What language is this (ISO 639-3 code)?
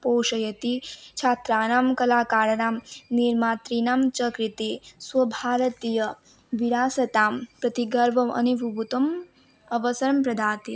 san